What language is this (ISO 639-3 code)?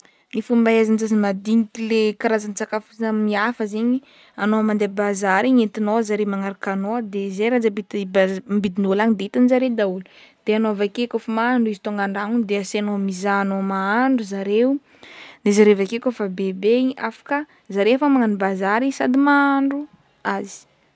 bmm